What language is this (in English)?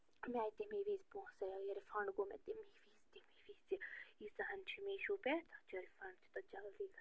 Kashmiri